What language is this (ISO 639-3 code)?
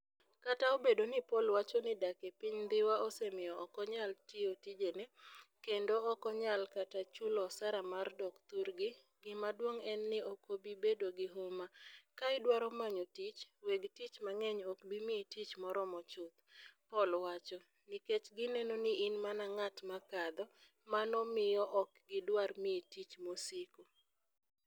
luo